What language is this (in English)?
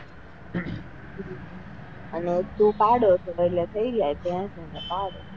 Gujarati